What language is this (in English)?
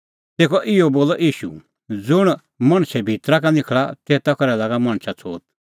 Kullu Pahari